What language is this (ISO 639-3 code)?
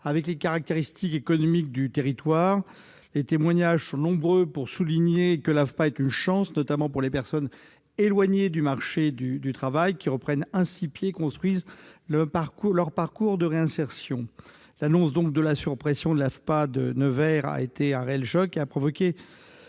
fra